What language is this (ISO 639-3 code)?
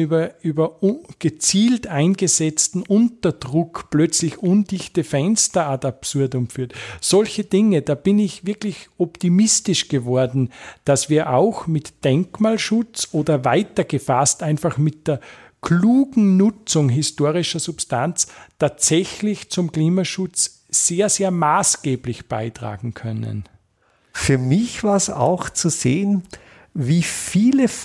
deu